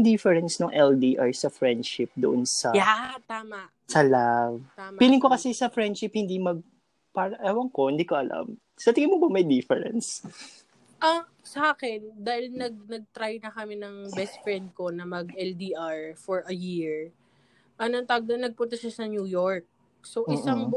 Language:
Filipino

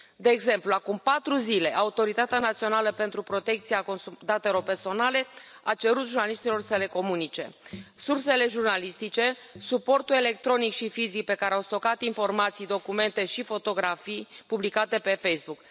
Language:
Romanian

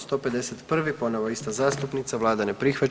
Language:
Croatian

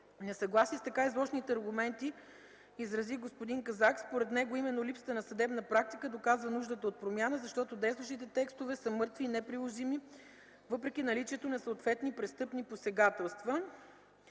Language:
Bulgarian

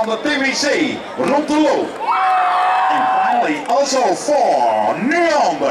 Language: Dutch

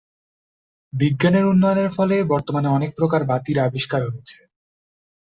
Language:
Bangla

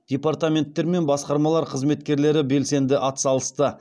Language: Kazakh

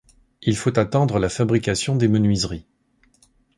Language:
French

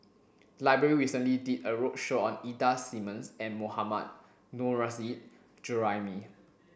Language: English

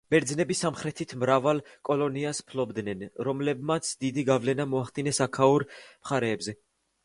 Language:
Georgian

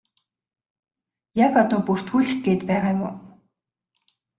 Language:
Mongolian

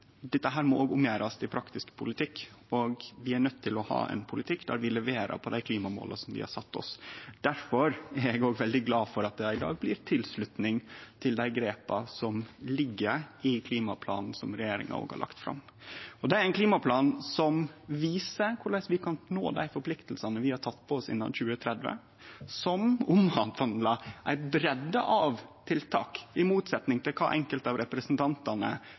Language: Norwegian Nynorsk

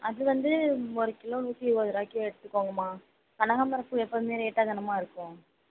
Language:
Tamil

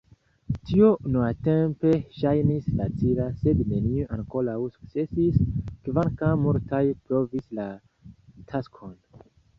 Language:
Esperanto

